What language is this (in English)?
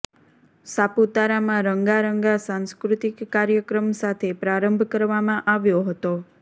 Gujarati